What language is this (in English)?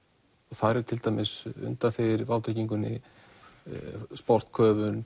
Icelandic